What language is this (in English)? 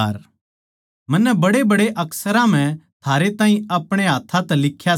Haryanvi